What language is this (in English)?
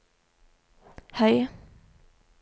Norwegian